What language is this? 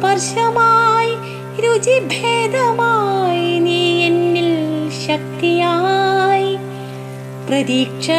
Hindi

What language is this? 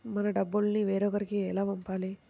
Telugu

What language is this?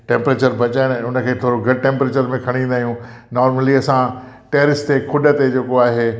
Sindhi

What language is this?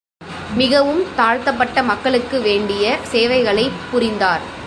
Tamil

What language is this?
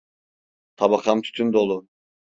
Turkish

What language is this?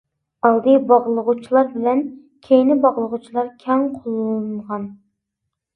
Uyghur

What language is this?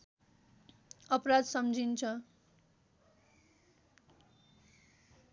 Nepali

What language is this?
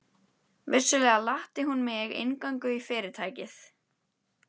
Icelandic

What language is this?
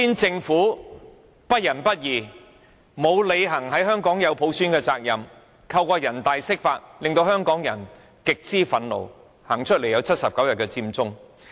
Cantonese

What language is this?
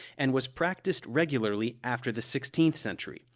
English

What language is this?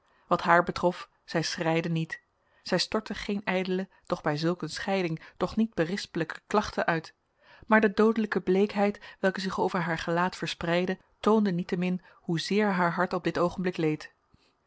Dutch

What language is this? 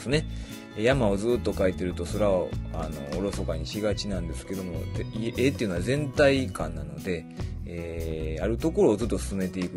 Japanese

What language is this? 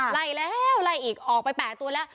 Thai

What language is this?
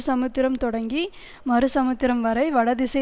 Tamil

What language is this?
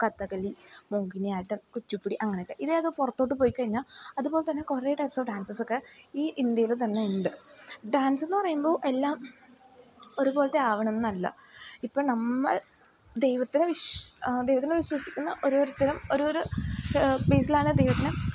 Malayalam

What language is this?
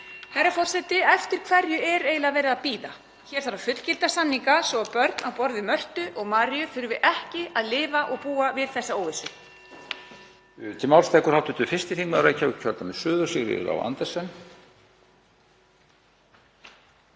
Icelandic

